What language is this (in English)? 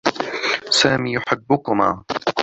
Arabic